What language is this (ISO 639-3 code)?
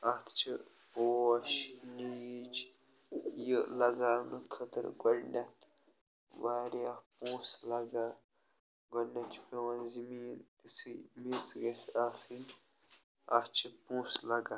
kas